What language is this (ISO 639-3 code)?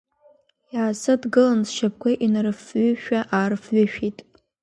abk